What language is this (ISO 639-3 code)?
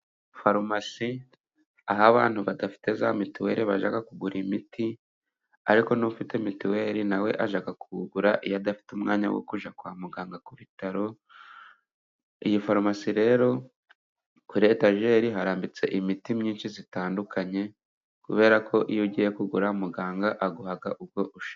kin